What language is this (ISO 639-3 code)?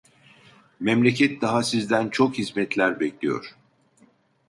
tur